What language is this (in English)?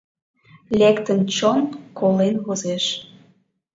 Mari